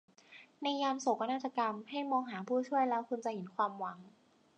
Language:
Thai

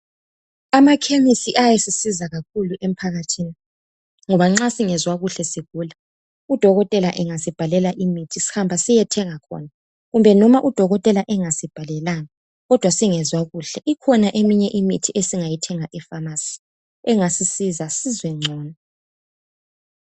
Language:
North Ndebele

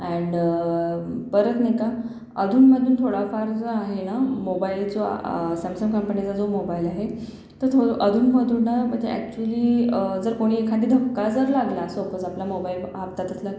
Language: Marathi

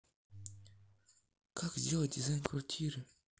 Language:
Russian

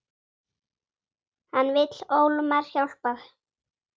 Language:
Icelandic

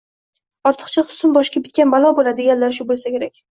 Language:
Uzbek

